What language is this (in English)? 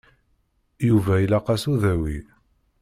Kabyle